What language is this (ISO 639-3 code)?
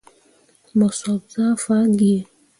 mua